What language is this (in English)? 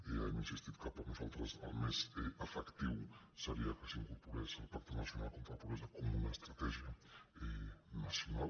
Catalan